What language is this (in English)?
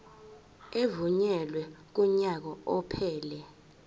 Zulu